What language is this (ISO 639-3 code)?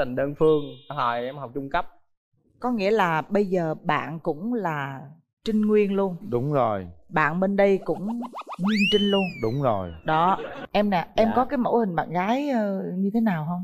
vie